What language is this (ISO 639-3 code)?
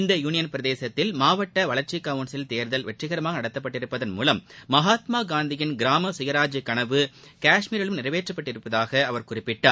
tam